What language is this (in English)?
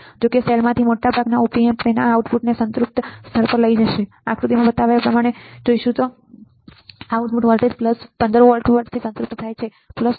Gujarati